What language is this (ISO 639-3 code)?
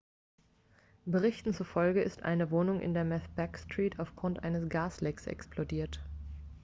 deu